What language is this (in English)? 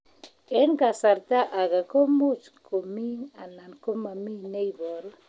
Kalenjin